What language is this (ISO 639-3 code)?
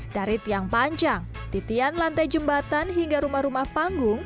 ind